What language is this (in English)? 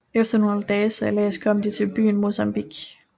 Danish